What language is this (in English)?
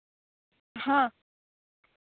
Santali